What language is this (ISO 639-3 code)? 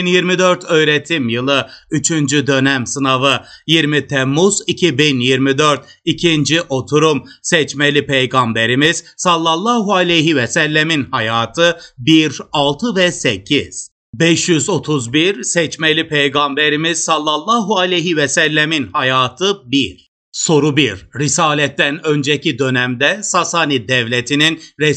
tur